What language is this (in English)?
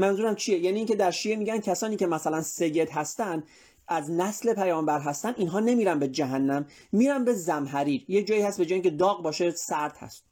Persian